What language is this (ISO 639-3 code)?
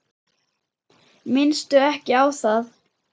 isl